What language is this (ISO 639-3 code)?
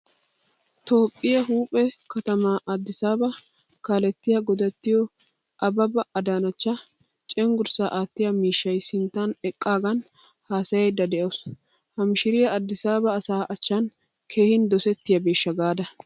wal